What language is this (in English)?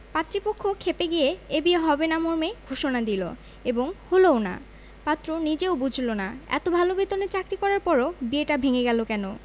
Bangla